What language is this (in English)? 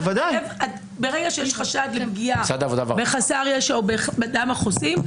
Hebrew